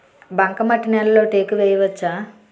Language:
Telugu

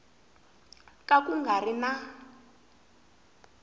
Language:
Tsonga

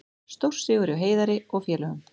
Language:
Icelandic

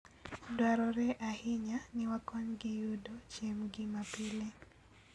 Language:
Luo (Kenya and Tanzania)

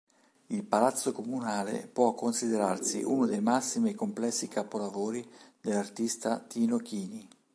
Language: Italian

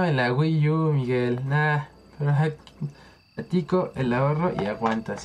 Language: Spanish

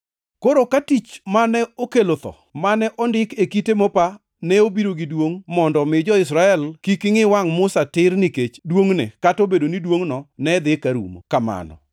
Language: Luo (Kenya and Tanzania)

